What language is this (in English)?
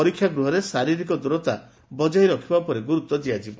Odia